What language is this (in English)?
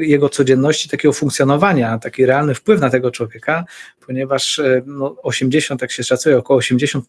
Polish